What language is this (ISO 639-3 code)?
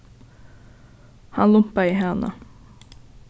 fao